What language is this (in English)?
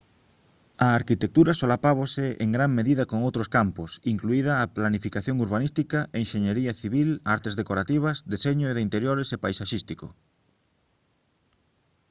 Galician